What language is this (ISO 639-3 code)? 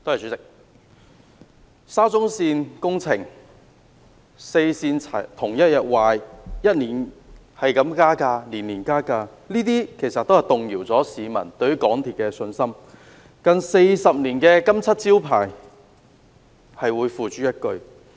yue